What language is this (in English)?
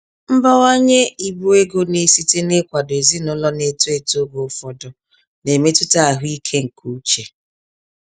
Igbo